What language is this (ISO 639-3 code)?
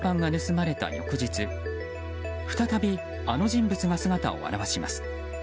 jpn